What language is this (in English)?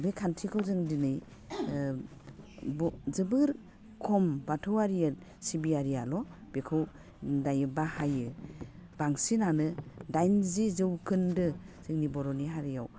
Bodo